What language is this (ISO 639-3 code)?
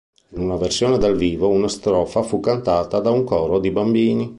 ita